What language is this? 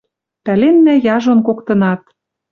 Western Mari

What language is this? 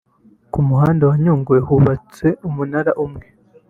Kinyarwanda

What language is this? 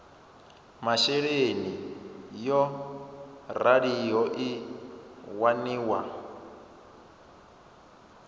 Venda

